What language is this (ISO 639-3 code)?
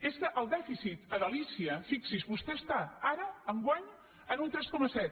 cat